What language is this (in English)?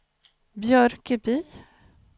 Swedish